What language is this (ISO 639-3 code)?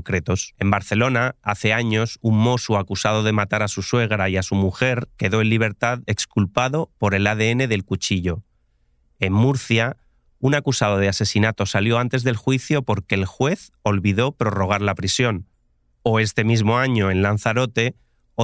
spa